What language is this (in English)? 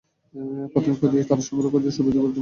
Bangla